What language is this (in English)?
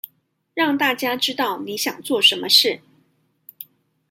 Chinese